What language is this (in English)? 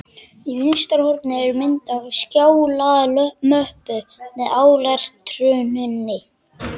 Icelandic